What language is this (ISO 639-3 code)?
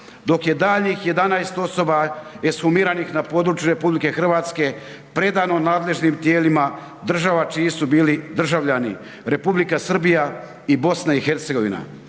hrv